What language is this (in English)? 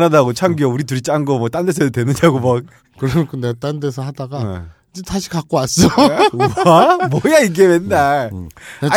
Korean